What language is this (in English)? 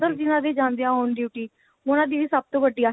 Punjabi